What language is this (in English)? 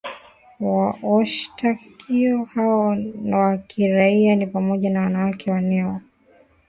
Swahili